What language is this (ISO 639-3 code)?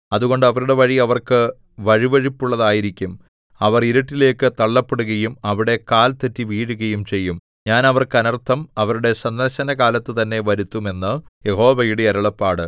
mal